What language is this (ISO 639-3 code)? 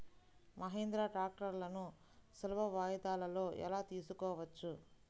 tel